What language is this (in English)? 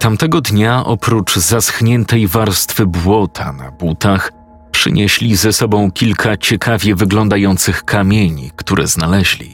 Polish